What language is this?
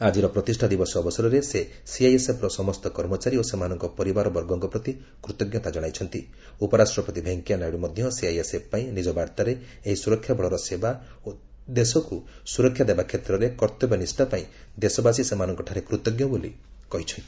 Odia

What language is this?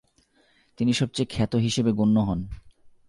Bangla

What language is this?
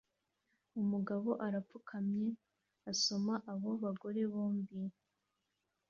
Kinyarwanda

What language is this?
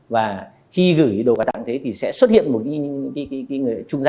Vietnamese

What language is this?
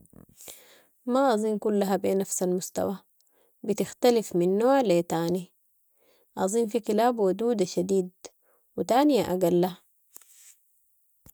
Sudanese Arabic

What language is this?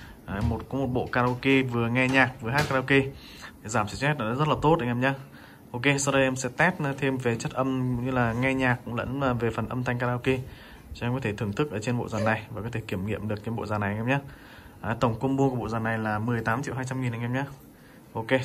Vietnamese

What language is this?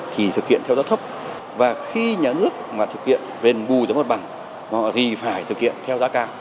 Vietnamese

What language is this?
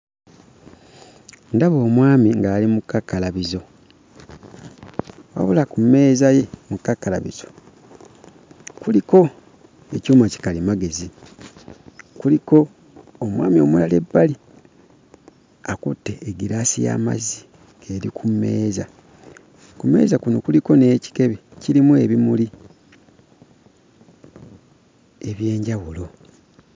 Ganda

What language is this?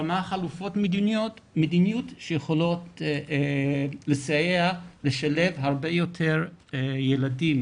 Hebrew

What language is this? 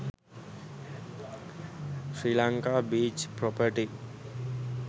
Sinhala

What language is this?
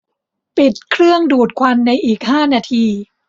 Thai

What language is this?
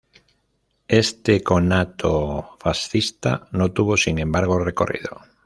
Spanish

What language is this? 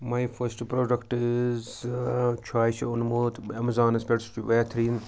Kashmiri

